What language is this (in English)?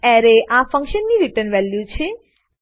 Gujarati